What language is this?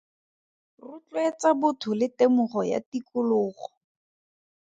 Tswana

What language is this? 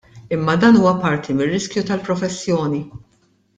Maltese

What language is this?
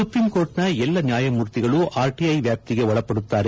Kannada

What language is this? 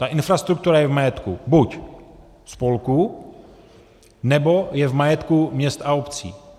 Czech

